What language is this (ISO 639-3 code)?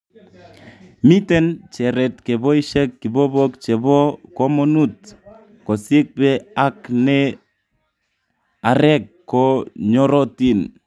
kln